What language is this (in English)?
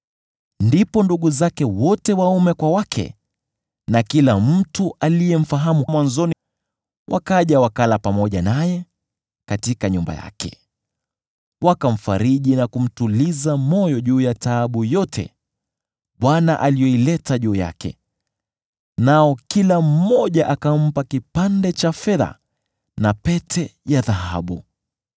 Swahili